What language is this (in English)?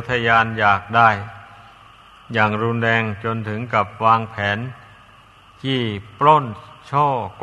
Thai